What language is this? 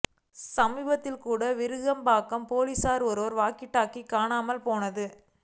Tamil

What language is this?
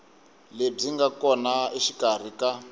Tsonga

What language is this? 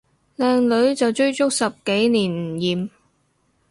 Cantonese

